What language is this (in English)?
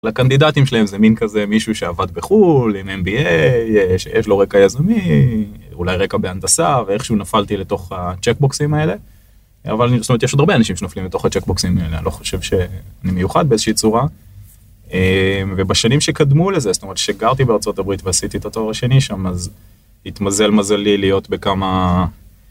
Hebrew